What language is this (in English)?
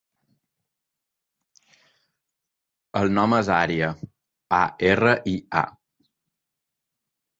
Catalan